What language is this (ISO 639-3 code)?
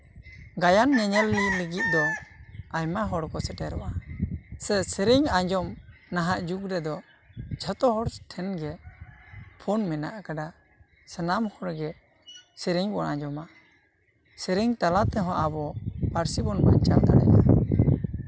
sat